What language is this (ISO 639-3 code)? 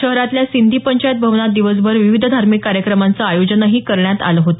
mar